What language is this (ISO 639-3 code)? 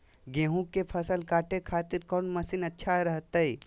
mag